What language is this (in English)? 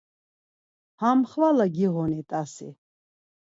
Laz